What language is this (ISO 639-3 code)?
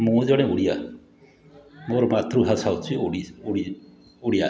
ori